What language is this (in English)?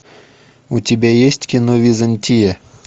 Russian